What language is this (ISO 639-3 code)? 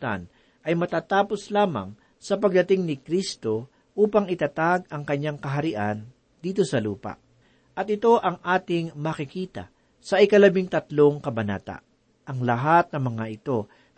fil